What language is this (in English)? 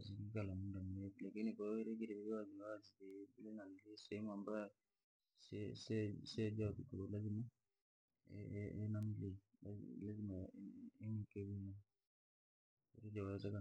Langi